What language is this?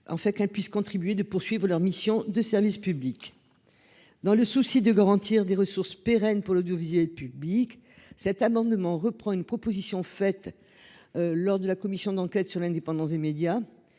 French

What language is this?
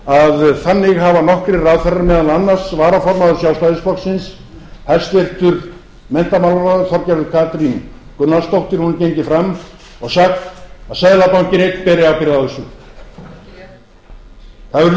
Icelandic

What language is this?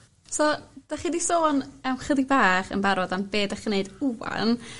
Welsh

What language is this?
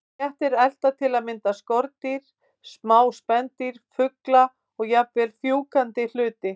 Icelandic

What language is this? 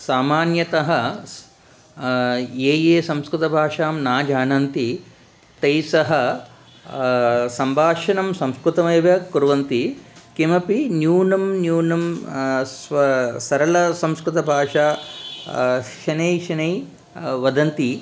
Sanskrit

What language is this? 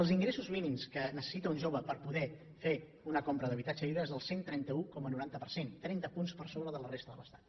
Catalan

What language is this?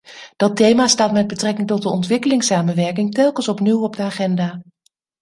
Dutch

